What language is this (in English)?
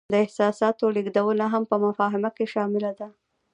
Pashto